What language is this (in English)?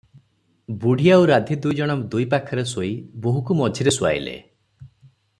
Odia